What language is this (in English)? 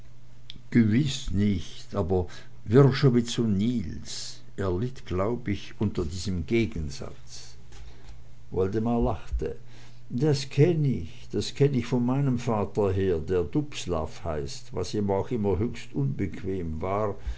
German